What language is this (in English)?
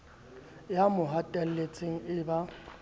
Southern Sotho